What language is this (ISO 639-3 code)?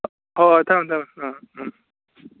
mni